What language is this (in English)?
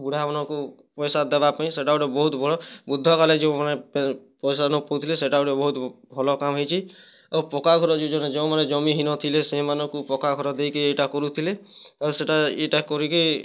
Odia